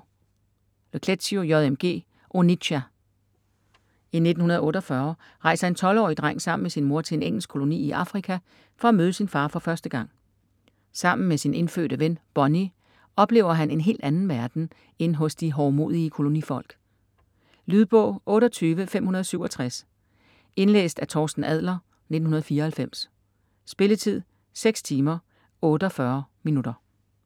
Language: Danish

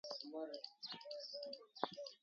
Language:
Sindhi Bhil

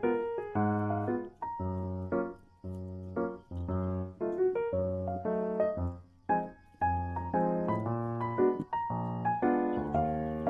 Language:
Indonesian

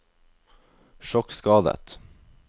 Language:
Norwegian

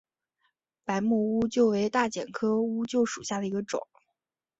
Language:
Chinese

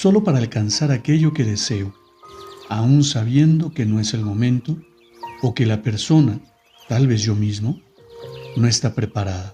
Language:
Spanish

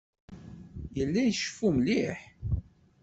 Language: Kabyle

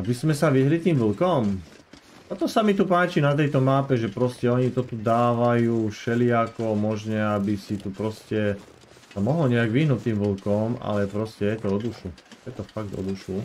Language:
Czech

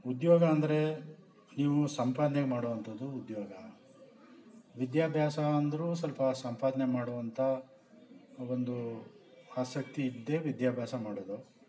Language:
Kannada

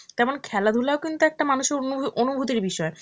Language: Bangla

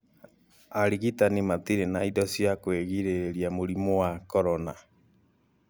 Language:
Kikuyu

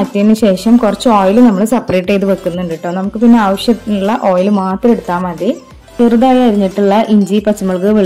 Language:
Arabic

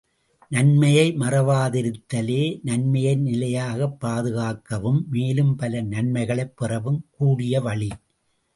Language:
Tamil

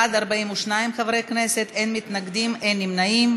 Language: Hebrew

